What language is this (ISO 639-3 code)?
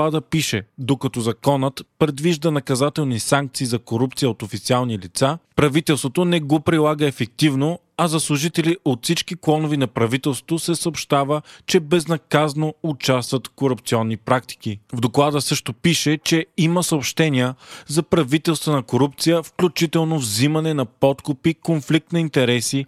bul